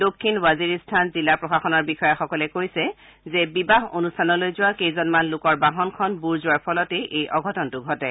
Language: Assamese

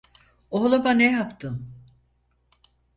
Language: Turkish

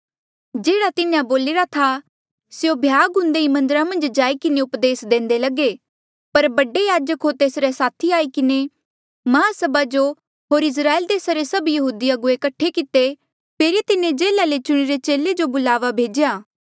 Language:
Mandeali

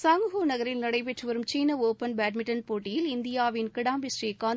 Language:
Tamil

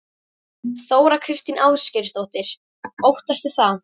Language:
Icelandic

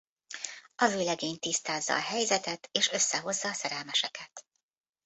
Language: Hungarian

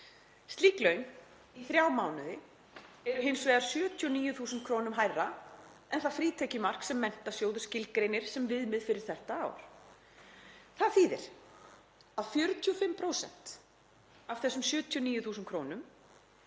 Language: Icelandic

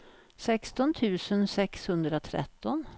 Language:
Swedish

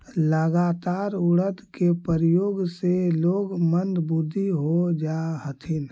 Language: Magahi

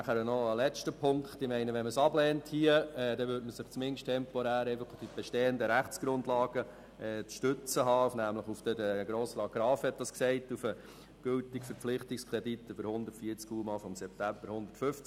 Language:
Swiss German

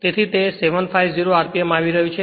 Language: Gujarati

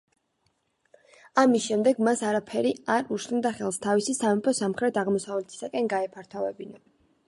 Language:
Georgian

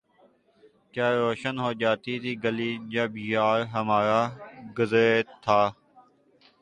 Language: Urdu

